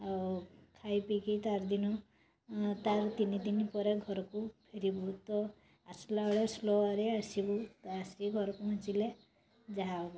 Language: Odia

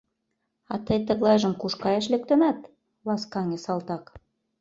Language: Mari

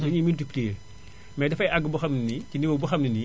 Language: Wolof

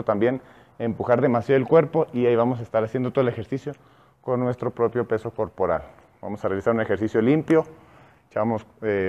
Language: Spanish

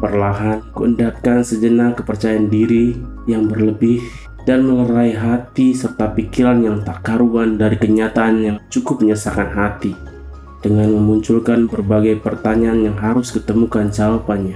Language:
Indonesian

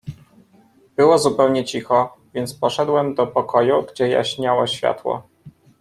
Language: Polish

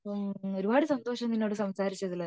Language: Malayalam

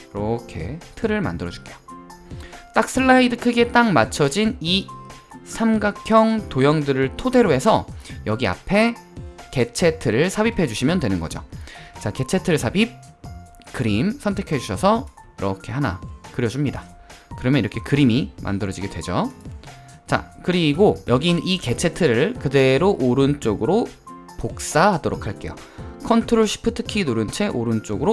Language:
Korean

